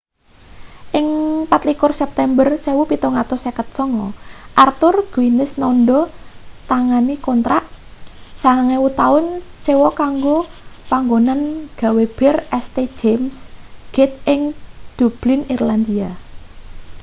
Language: Javanese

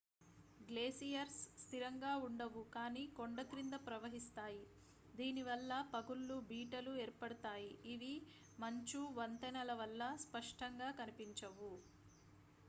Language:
Telugu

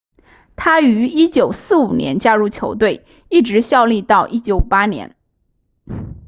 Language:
Chinese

